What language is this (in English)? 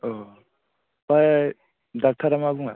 Bodo